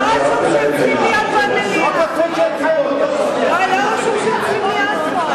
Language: Hebrew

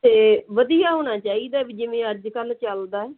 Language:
Punjabi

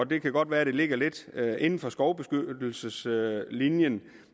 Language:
Danish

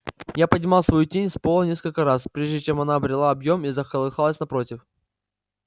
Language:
Russian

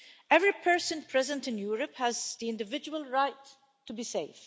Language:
English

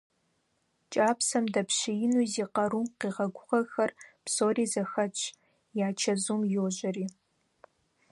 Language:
Kabardian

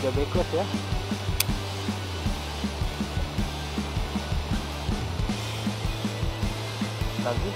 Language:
Indonesian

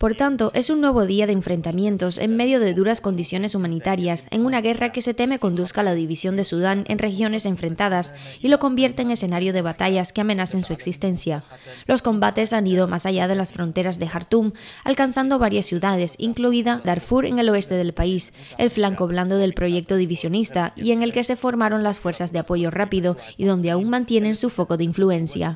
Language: Spanish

